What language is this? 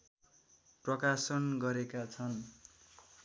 Nepali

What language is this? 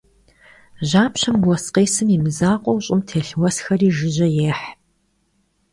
Kabardian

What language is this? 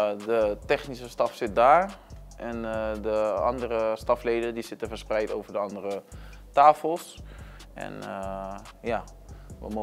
Dutch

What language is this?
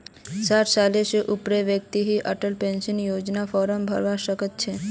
Magahi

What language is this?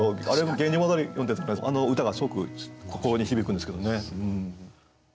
Japanese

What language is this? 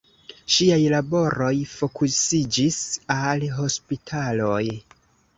Esperanto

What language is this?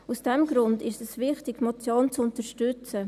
Swiss German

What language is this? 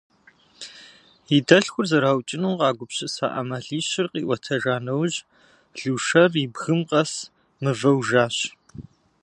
Kabardian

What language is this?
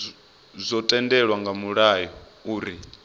Venda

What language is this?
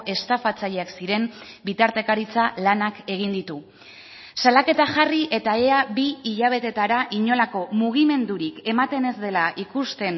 Basque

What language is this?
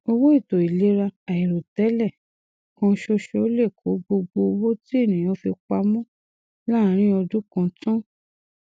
Yoruba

